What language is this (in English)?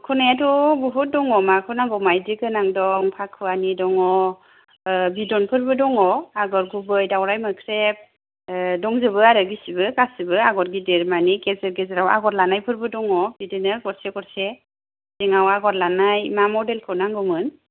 Bodo